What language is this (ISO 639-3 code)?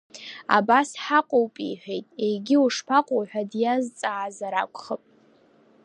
abk